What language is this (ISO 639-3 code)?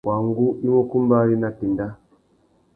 bag